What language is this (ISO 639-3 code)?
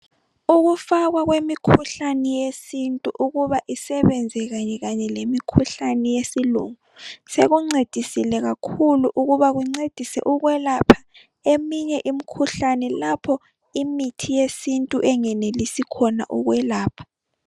nde